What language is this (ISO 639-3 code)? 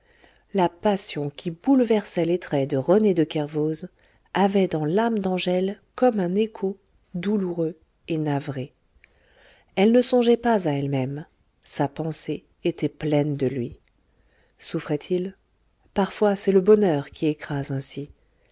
fra